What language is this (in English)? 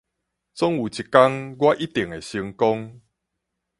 Min Nan Chinese